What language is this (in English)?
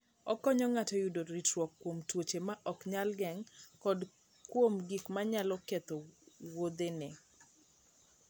Luo (Kenya and Tanzania)